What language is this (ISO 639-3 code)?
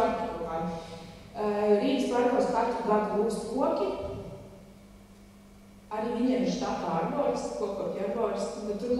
ron